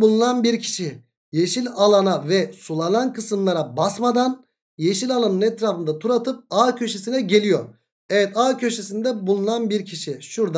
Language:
Turkish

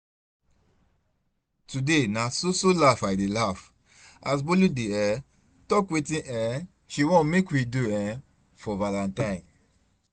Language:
Nigerian Pidgin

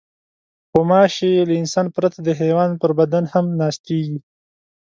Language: Pashto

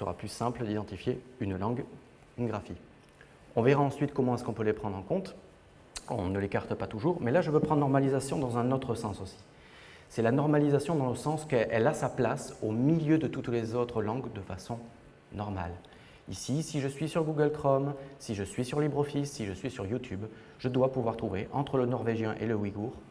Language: French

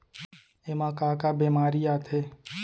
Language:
Chhattisgarhi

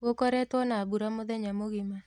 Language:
Kikuyu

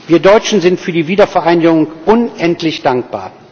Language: German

